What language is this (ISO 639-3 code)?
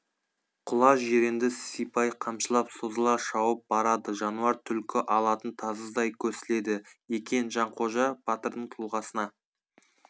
kaz